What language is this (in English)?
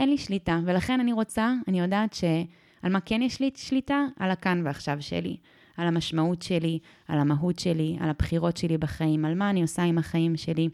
Hebrew